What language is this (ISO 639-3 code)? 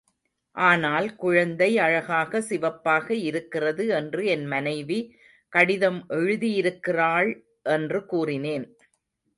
tam